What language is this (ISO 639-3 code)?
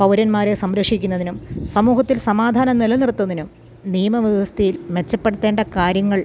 mal